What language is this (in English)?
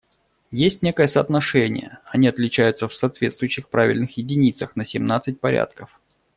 Russian